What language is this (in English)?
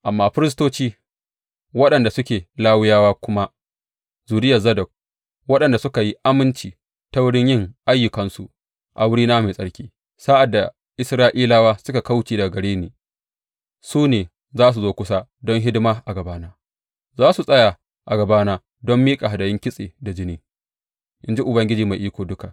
Hausa